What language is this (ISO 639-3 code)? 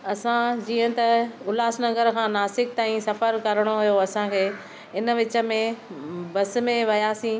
snd